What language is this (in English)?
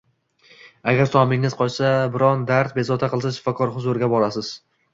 Uzbek